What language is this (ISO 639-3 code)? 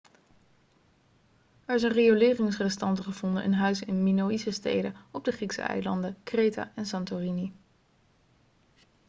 nld